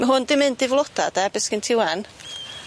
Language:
Welsh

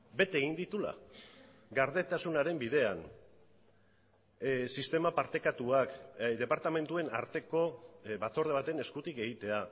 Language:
Basque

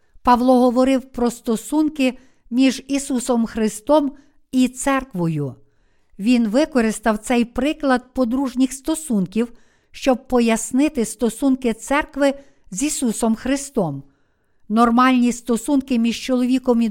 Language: Ukrainian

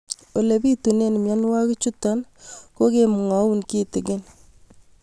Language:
Kalenjin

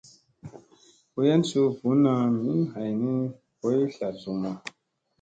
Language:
Musey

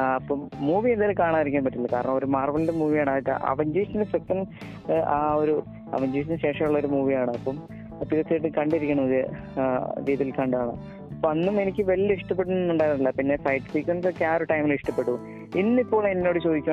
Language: Malayalam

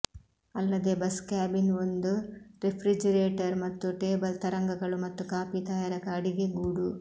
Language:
Kannada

